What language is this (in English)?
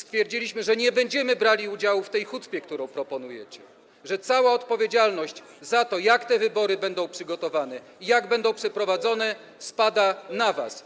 Polish